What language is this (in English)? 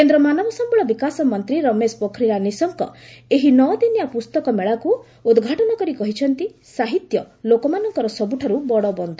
Odia